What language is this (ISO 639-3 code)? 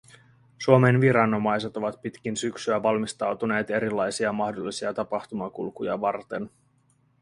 fin